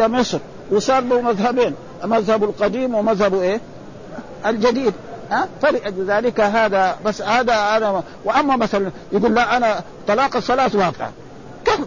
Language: Arabic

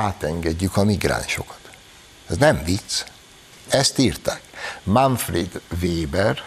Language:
Hungarian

